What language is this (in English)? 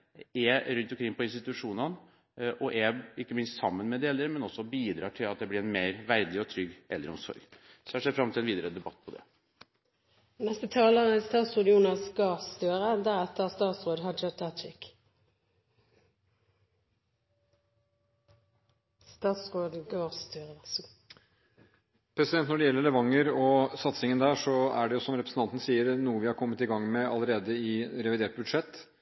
Norwegian Bokmål